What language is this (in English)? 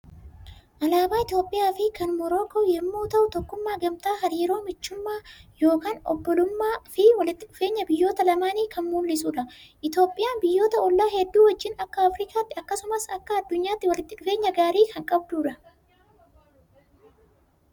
Oromo